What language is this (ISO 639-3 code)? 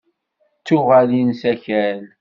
kab